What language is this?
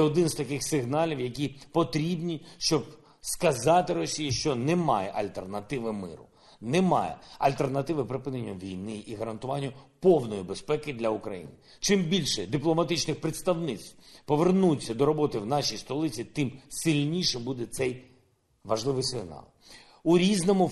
Ukrainian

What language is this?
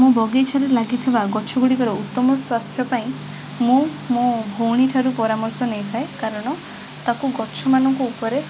Odia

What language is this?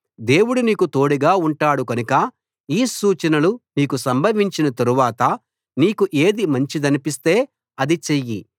Telugu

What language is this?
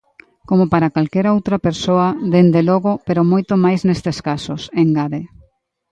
Galician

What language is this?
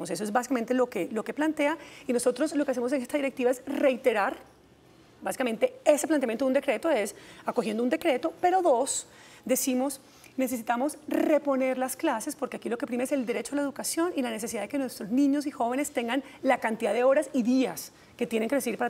Spanish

